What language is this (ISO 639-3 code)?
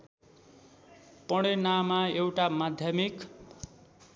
nep